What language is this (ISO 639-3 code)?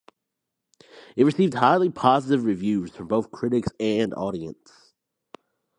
eng